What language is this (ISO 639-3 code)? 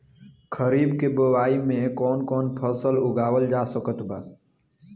bho